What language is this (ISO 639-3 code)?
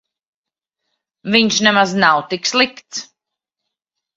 lav